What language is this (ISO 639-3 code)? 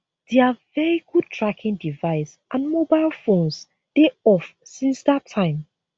pcm